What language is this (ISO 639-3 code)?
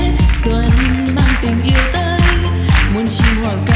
vie